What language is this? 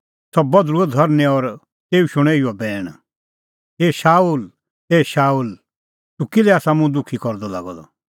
Kullu Pahari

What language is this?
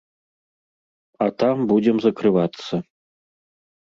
Belarusian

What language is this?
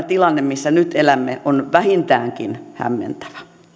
Finnish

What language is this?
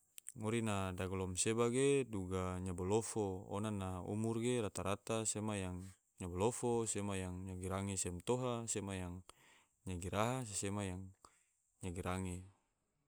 Tidore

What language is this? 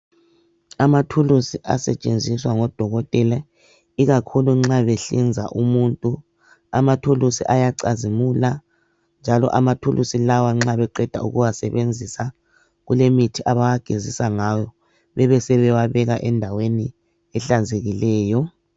North Ndebele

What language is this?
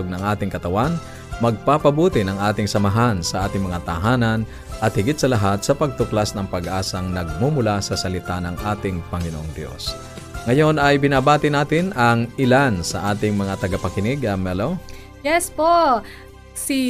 Filipino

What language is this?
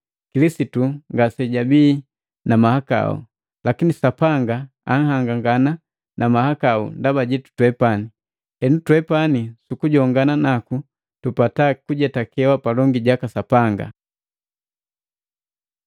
Matengo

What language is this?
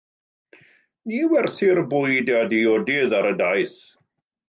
Welsh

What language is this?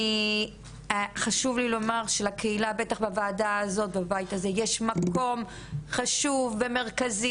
Hebrew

